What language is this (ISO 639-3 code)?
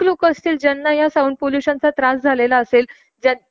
mar